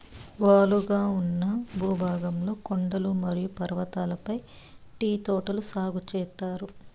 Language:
Telugu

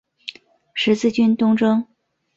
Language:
Chinese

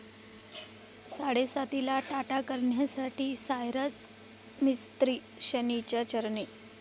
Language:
Marathi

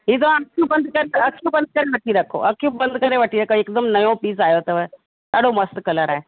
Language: Sindhi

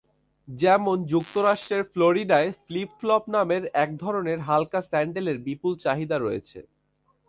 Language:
Bangla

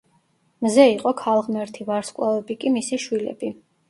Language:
Georgian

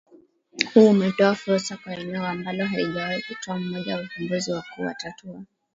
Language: Swahili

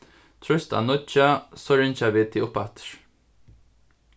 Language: Faroese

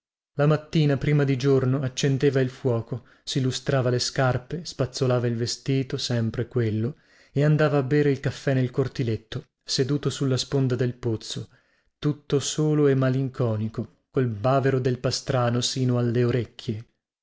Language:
Italian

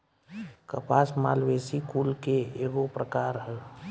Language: Bhojpuri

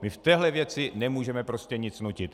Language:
Czech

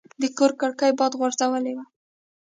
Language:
Pashto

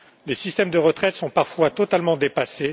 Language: French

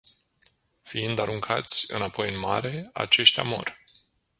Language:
Romanian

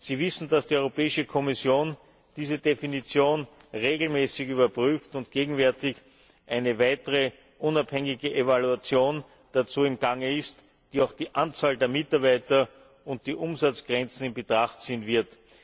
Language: German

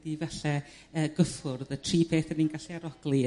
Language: Welsh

